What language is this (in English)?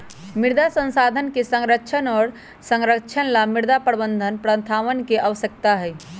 Magahi